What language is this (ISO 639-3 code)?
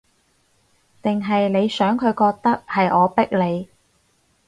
yue